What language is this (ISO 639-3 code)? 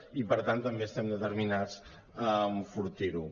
cat